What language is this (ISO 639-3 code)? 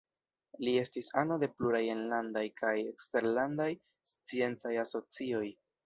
epo